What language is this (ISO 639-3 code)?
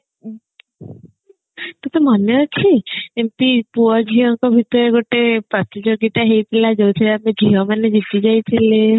ori